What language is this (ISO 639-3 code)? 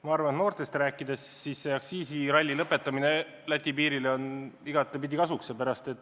est